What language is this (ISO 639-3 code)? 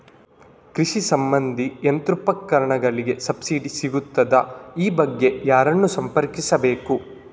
kan